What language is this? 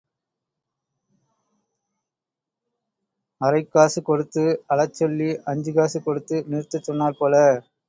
Tamil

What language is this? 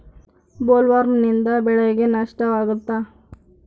Kannada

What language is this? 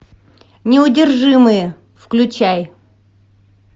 Russian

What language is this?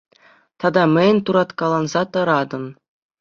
Chuvash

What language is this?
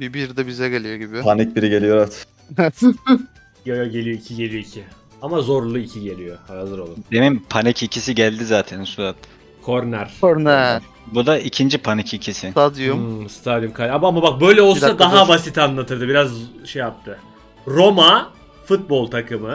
Turkish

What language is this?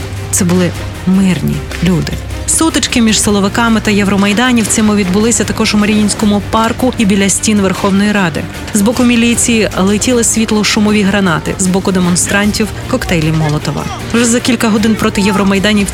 Ukrainian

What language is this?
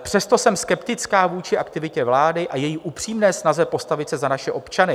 Czech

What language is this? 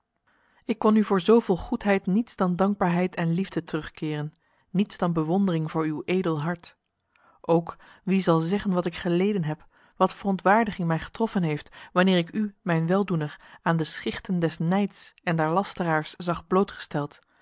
Dutch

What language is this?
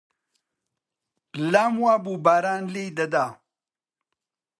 Central Kurdish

